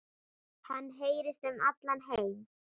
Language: Icelandic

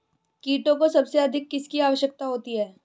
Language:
Hindi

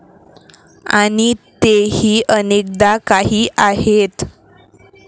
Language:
Marathi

